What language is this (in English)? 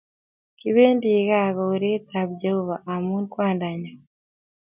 Kalenjin